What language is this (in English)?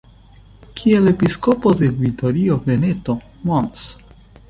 Esperanto